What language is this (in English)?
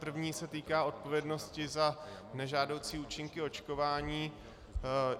Czech